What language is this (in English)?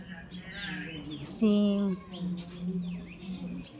Maithili